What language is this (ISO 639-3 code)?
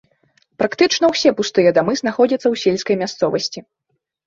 bel